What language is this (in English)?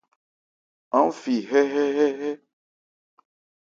Ebrié